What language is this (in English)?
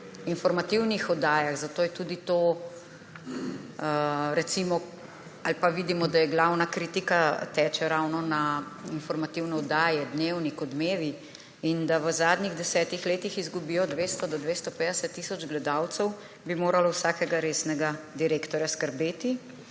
Slovenian